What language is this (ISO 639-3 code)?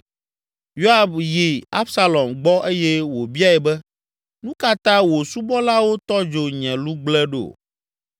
ewe